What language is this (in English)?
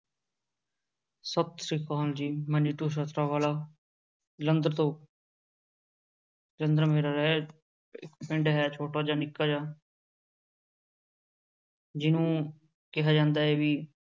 Punjabi